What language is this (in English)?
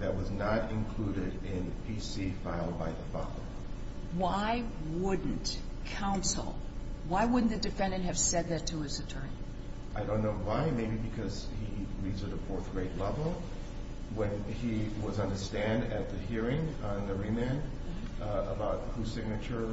English